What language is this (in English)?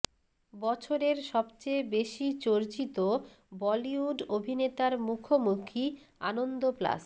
Bangla